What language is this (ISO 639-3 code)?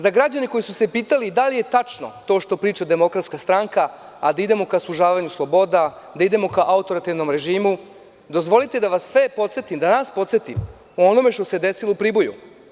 srp